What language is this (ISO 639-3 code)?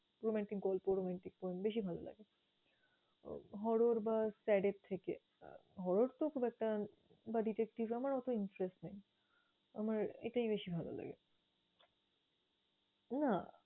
ben